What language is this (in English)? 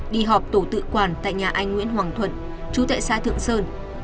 Vietnamese